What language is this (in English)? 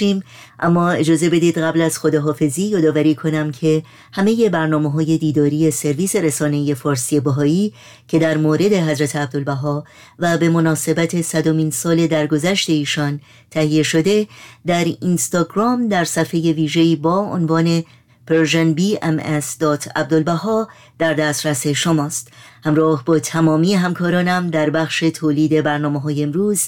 Persian